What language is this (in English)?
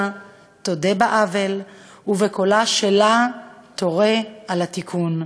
Hebrew